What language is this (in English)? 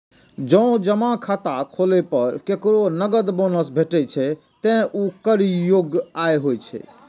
Maithili